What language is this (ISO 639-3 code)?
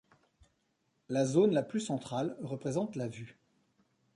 fra